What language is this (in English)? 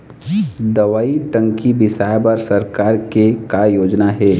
Chhattisgarhi